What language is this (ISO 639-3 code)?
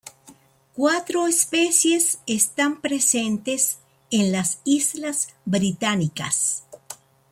spa